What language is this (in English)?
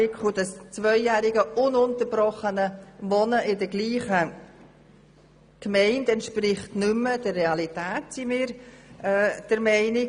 Swiss German